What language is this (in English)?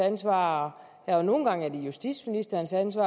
Danish